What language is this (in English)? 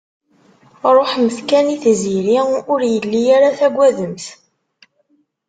Kabyle